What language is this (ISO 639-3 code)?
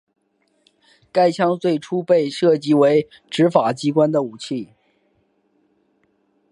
zho